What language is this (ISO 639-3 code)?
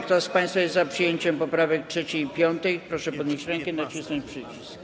pol